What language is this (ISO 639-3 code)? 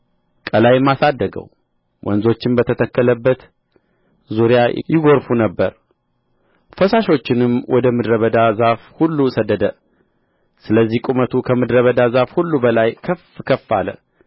amh